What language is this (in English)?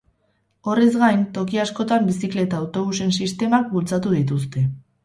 Basque